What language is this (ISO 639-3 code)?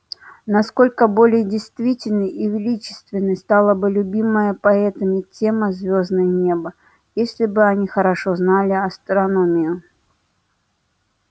rus